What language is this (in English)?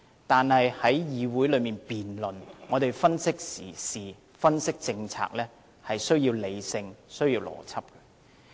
Cantonese